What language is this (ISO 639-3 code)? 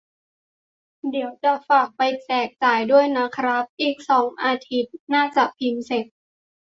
tha